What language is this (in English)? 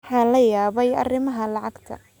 Somali